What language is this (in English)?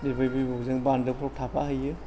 Bodo